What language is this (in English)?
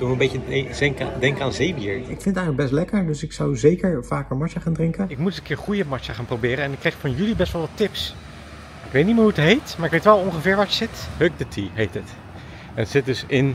Dutch